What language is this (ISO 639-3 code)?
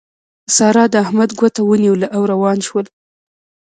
pus